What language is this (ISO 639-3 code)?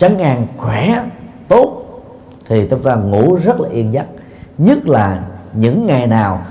vie